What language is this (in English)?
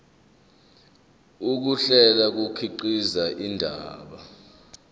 Zulu